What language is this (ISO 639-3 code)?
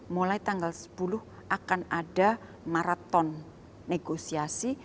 ind